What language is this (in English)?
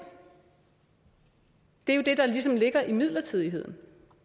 Danish